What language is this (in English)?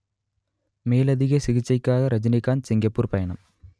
Tamil